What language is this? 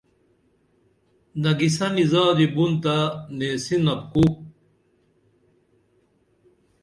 Dameli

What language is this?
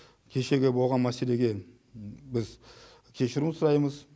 Kazakh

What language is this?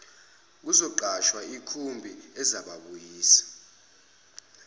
Zulu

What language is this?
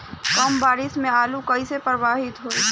Bhojpuri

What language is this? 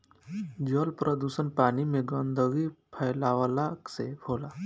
Bhojpuri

